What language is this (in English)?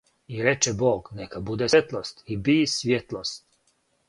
Serbian